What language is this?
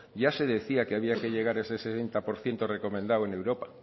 Spanish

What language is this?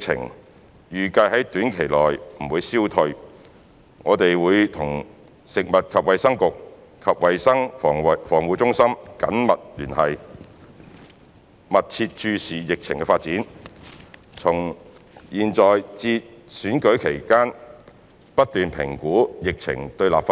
Cantonese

